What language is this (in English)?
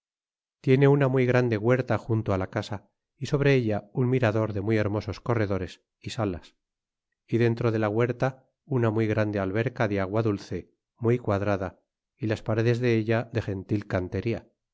Spanish